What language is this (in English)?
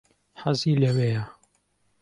Central Kurdish